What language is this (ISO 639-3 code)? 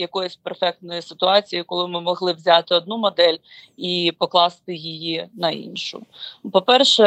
ukr